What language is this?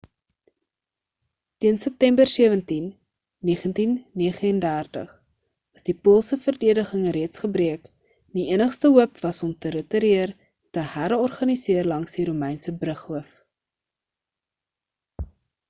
Afrikaans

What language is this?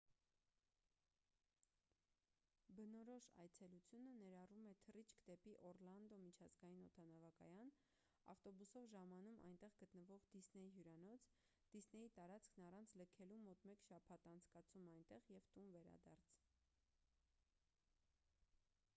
Armenian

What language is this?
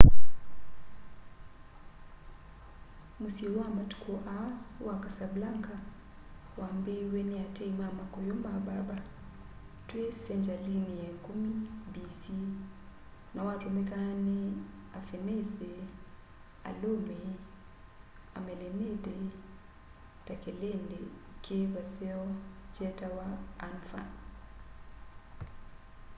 Kamba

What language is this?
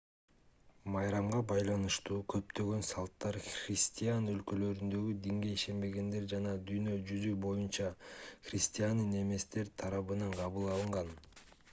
Kyrgyz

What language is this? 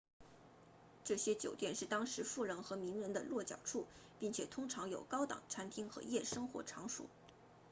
Chinese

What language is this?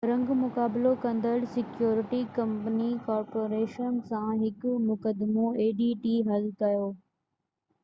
Sindhi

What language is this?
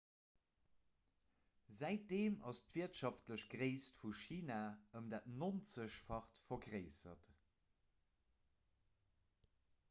Luxembourgish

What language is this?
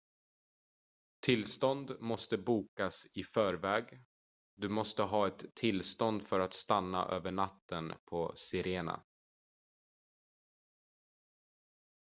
Swedish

